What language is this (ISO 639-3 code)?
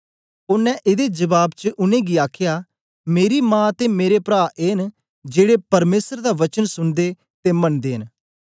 doi